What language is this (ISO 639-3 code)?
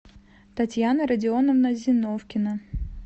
rus